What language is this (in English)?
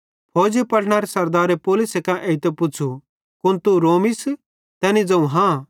Bhadrawahi